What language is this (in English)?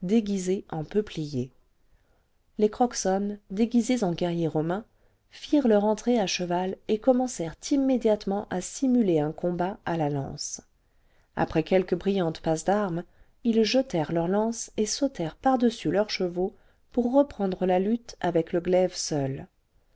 French